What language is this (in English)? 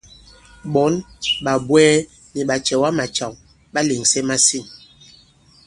Bankon